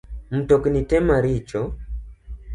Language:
Luo (Kenya and Tanzania)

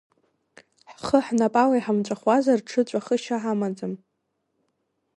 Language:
Abkhazian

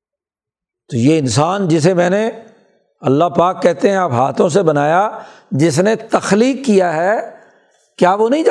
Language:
Urdu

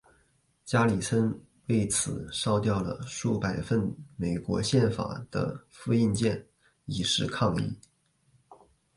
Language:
Chinese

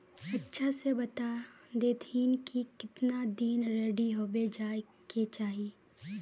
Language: Magahi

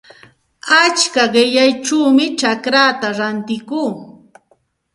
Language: Santa Ana de Tusi Pasco Quechua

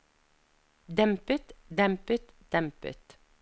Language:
Norwegian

